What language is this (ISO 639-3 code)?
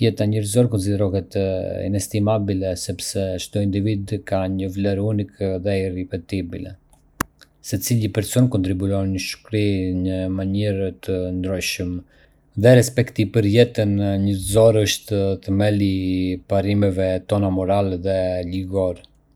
aae